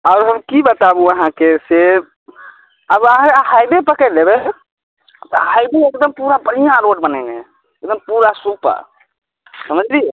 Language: Maithili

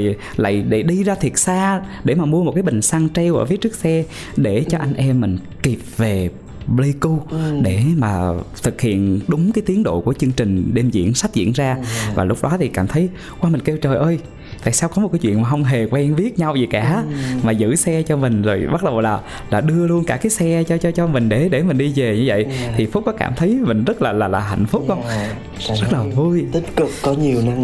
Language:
Vietnamese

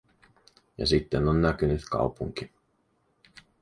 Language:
Finnish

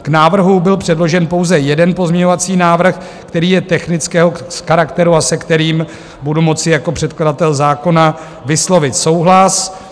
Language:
Czech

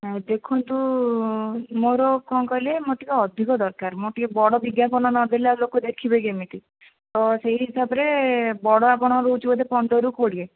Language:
Odia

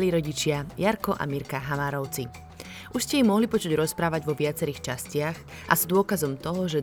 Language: Slovak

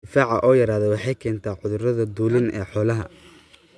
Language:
Somali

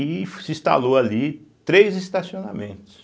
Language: Portuguese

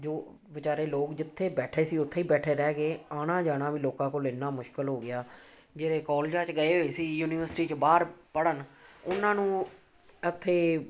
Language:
Punjabi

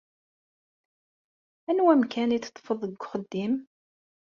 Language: Kabyle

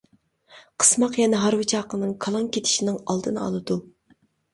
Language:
Uyghur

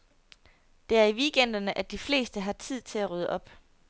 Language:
Danish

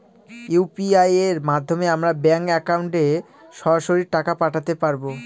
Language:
Bangla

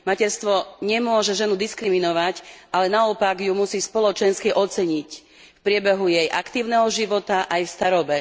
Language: Slovak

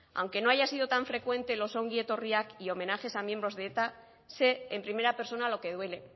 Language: Spanish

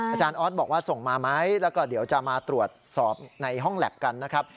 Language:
Thai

